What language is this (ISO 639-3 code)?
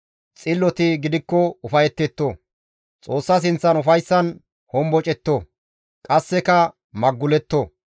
gmv